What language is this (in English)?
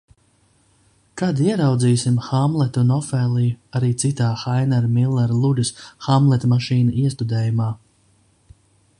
Latvian